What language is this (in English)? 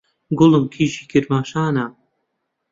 Central Kurdish